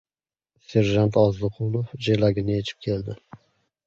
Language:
Uzbek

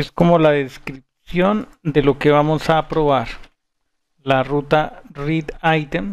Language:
Spanish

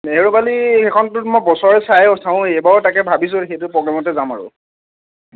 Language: Assamese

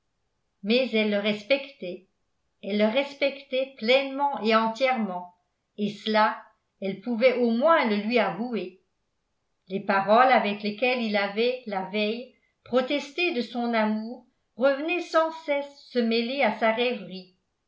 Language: French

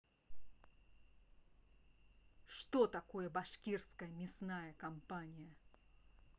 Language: Russian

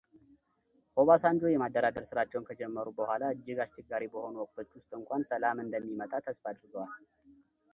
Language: Amharic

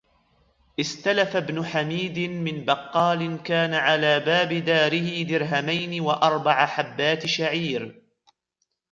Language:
Arabic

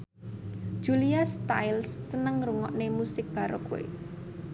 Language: Javanese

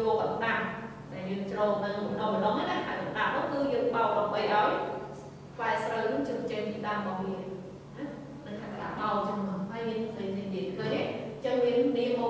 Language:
Vietnamese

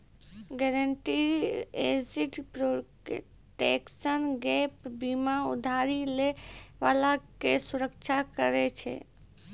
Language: Maithili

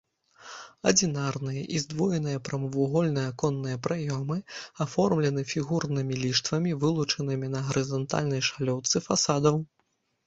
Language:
Belarusian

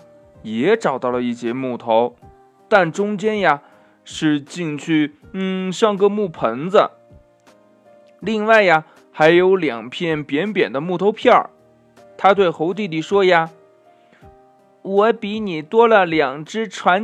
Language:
Chinese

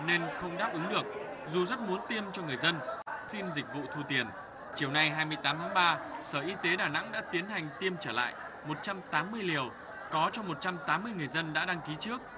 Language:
Vietnamese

